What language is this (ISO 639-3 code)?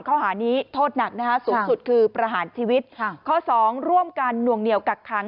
tha